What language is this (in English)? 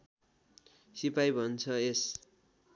Nepali